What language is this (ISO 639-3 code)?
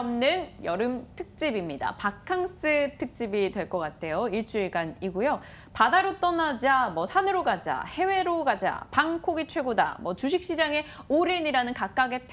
kor